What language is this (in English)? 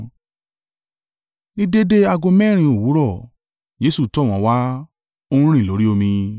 Yoruba